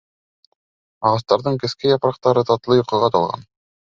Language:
Bashkir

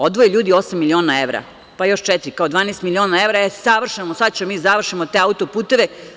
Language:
Serbian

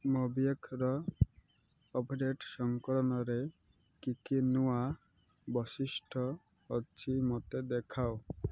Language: Odia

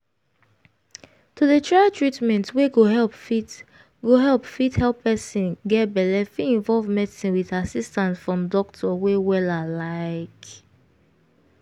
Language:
Nigerian Pidgin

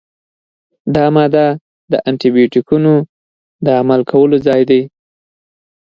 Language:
Pashto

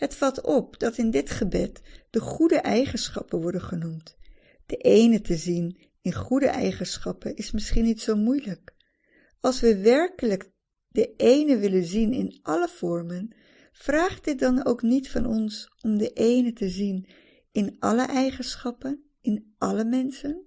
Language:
Dutch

